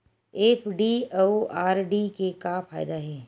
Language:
Chhattisgarhi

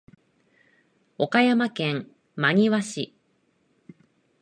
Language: Japanese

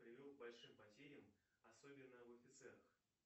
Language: Russian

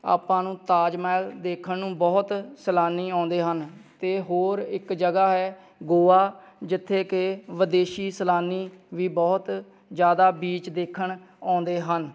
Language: Punjabi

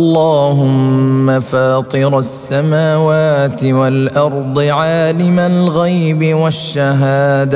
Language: Arabic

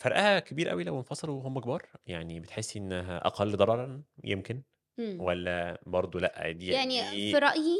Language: Arabic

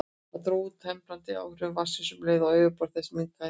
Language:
Icelandic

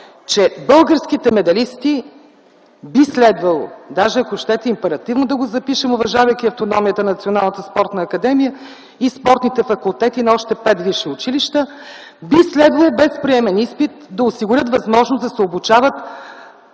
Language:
Bulgarian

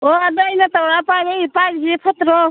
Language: Manipuri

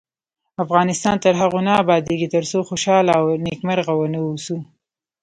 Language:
Pashto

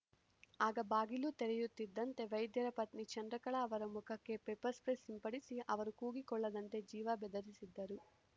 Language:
Kannada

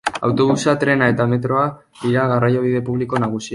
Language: Basque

